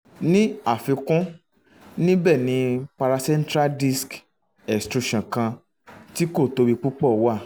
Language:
Yoruba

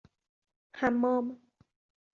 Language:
Persian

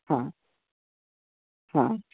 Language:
Sanskrit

